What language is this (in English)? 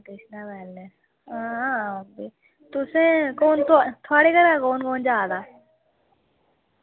Dogri